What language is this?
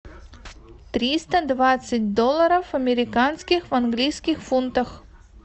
Russian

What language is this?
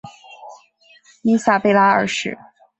Chinese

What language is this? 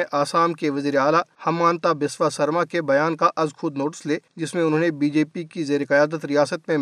Urdu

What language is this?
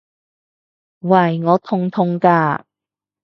Cantonese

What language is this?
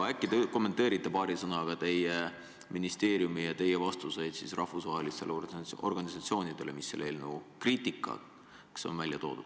Estonian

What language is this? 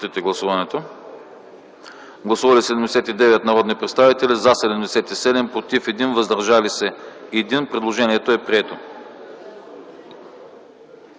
Bulgarian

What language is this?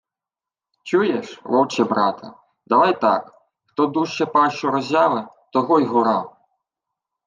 Ukrainian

